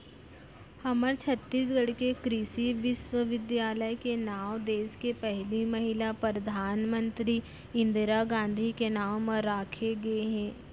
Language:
Chhattisgarhi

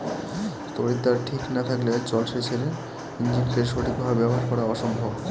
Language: Bangla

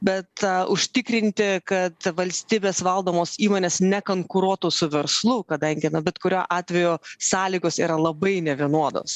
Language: Lithuanian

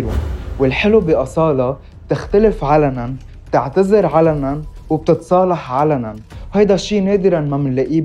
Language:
Arabic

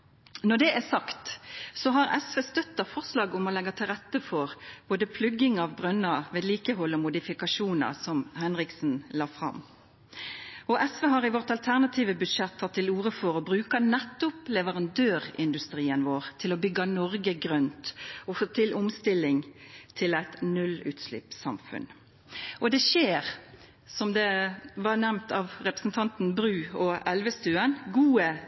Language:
Norwegian Nynorsk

